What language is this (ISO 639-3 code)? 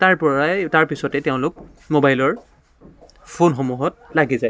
asm